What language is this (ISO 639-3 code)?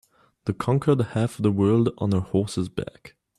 eng